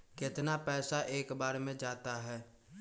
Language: Magahi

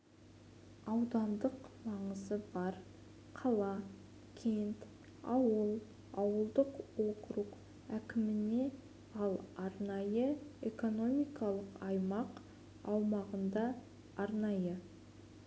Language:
Kazakh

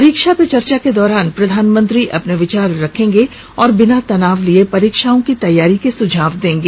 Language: Hindi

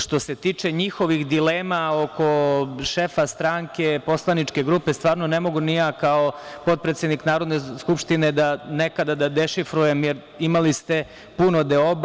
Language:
Serbian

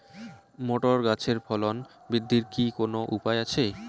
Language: Bangla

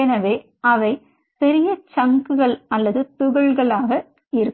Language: Tamil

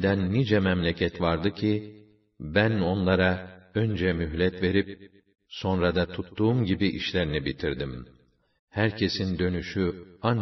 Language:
Turkish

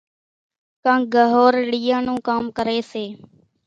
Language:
Kachi Koli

